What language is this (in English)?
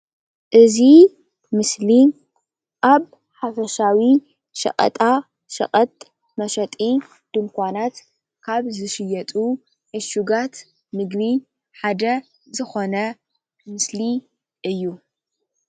Tigrinya